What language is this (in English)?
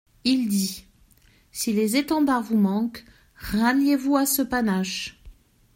French